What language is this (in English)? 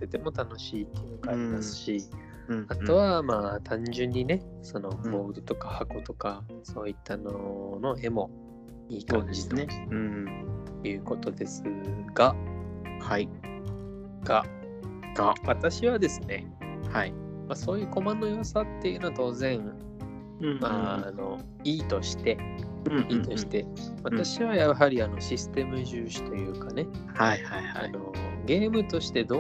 Japanese